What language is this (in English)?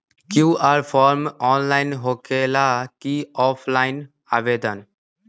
Magahi